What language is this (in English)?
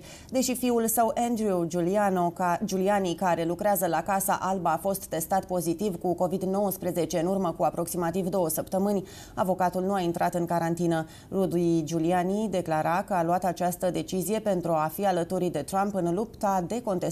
Romanian